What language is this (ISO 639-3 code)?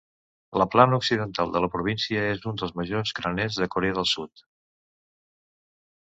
cat